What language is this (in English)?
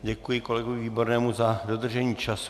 Czech